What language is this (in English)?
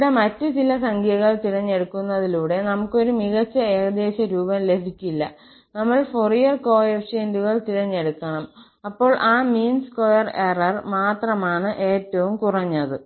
Malayalam